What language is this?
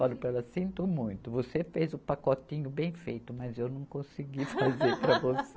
Portuguese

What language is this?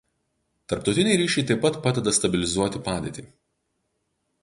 Lithuanian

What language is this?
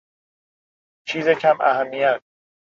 Persian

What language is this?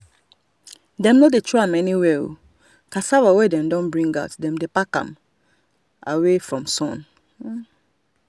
Nigerian Pidgin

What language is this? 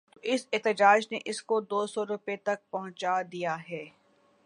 Urdu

